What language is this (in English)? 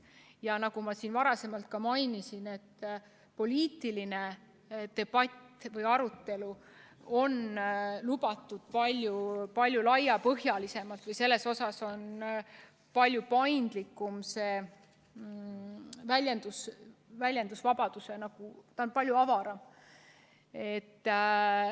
Estonian